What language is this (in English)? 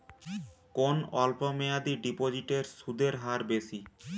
Bangla